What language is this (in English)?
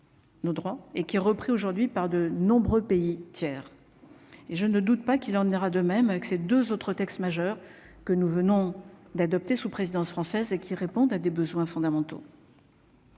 French